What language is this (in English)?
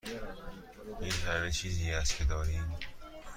Persian